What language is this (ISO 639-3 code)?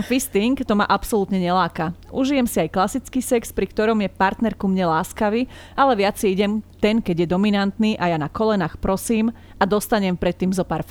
slk